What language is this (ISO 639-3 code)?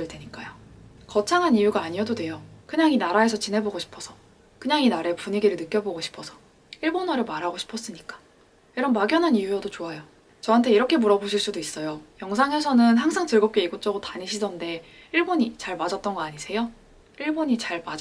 kor